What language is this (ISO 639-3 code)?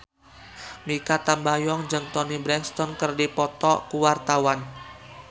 sun